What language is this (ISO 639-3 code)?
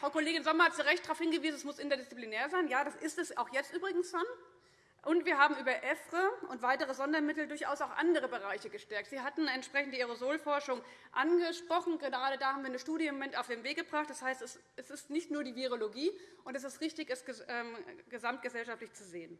deu